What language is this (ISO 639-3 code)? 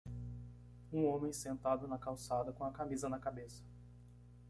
por